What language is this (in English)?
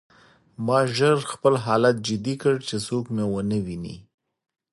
Pashto